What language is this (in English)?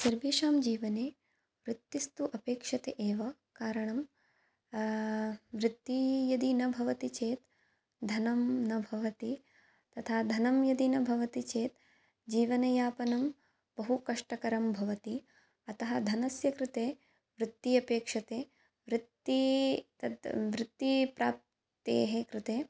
Sanskrit